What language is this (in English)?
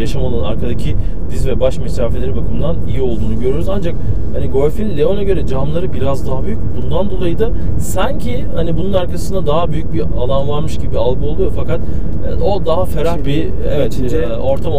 Turkish